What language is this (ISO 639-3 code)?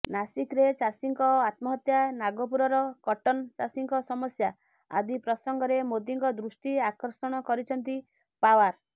ori